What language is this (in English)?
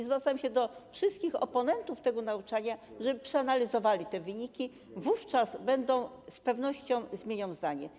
Polish